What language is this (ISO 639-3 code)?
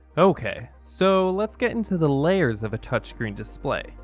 eng